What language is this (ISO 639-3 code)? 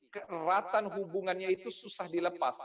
ind